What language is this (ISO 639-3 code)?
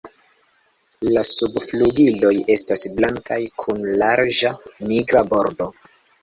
epo